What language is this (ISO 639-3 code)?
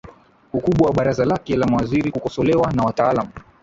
swa